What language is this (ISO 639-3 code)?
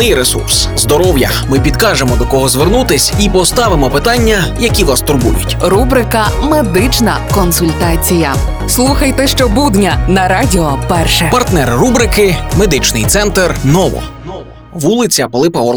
ukr